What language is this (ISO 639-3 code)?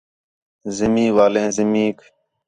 xhe